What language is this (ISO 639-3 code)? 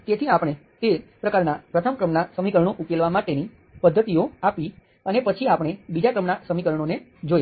guj